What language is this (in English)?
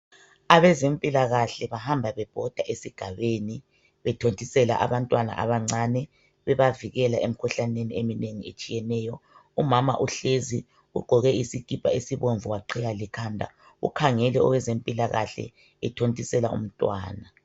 North Ndebele